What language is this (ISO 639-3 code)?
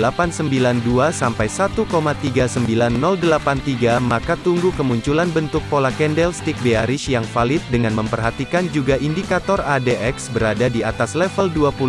ind